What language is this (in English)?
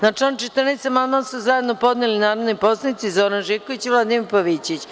Serbian